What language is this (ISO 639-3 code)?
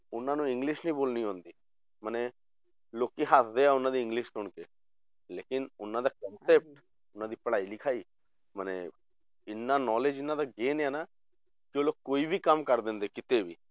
pan